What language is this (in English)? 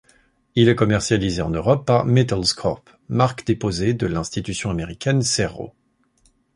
French